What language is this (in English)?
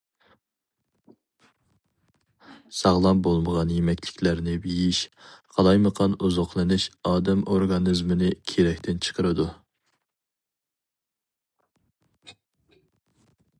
Uyghur